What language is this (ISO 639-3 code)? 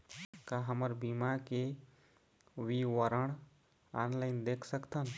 hne